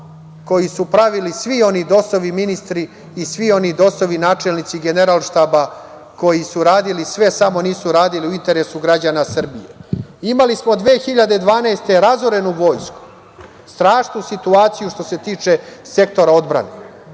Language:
Serbian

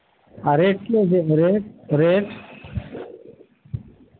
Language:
Bangla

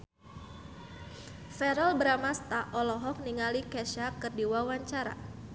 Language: Sundanese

